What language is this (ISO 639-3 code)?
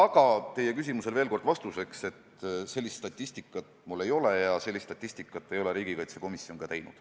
est